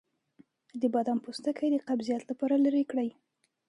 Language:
Pashto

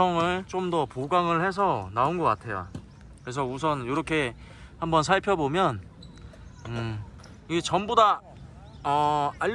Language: Korean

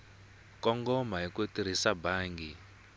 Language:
Tsonga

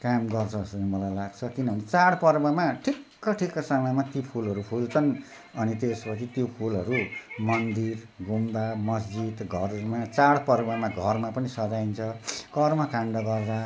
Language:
Nepali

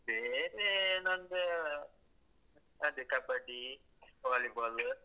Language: Kannada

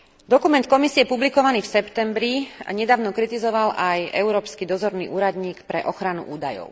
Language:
Slovak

